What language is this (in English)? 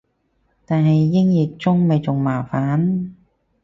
Cantonese